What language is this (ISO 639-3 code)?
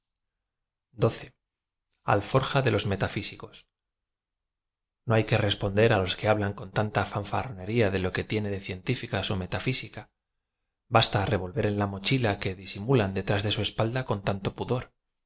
spa